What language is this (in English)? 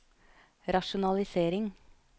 Norwegian